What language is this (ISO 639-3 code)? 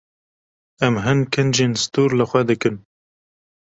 kur